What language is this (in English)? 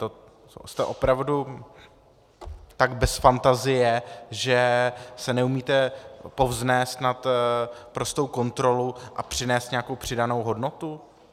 Czech